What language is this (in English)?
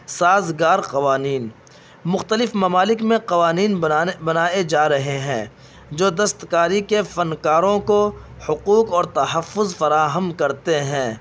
Urdu